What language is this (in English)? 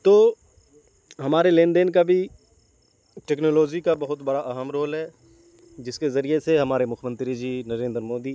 Urdu